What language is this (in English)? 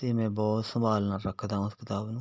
Punjabi